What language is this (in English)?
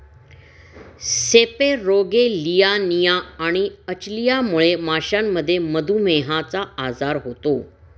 Marathi